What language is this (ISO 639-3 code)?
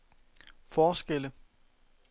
dan